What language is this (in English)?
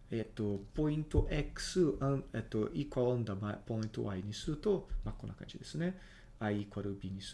Japanese